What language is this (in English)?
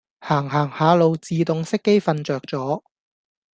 Cantonese